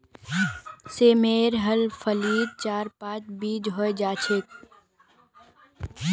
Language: Magahi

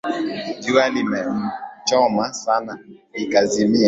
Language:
Swahili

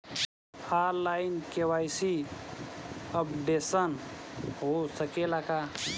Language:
Bhojpuri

